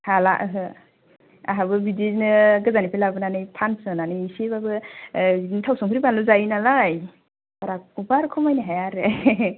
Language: Bodo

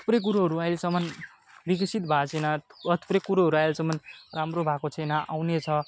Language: Nepali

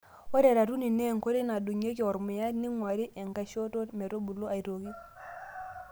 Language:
Masai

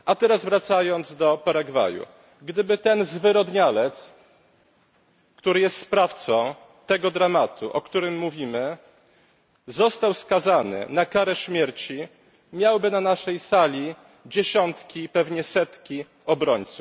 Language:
Polish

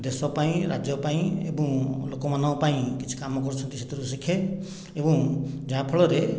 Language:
Odia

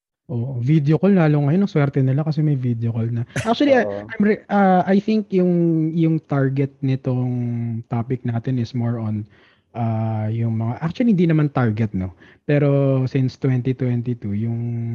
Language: Filipino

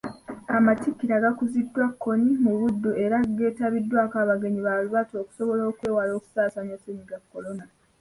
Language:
Ganda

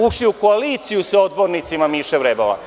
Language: Serbian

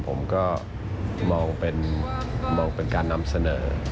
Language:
Thai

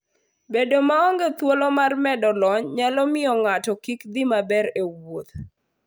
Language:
Luo (Kenya and Tanzania)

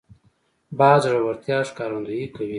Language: Pashto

